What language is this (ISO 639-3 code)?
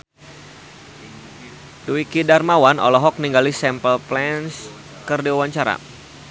sun